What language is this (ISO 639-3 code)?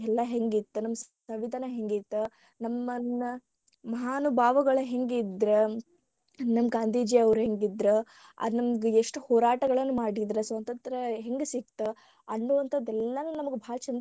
kan